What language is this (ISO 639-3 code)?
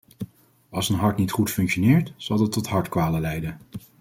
nld